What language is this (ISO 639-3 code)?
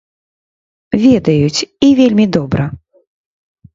bel